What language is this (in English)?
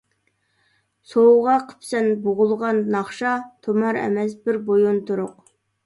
Uyghur